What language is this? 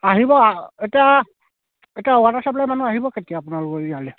Assamese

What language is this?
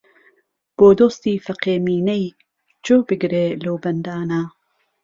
Central Kurdish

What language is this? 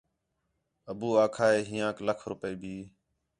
Khetrani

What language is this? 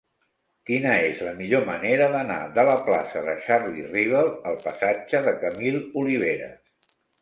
Catalan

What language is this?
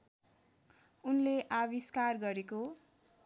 Nepali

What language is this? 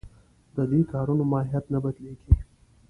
Pashto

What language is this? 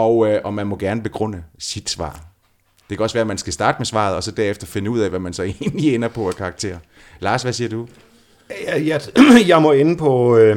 Danish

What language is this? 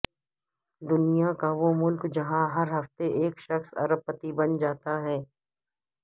Urdu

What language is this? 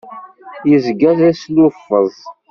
Kabyle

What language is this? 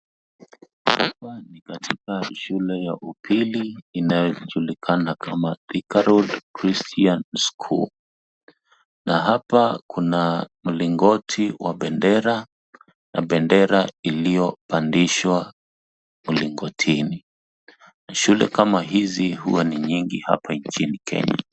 Swahili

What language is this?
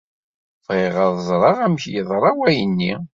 Kabyle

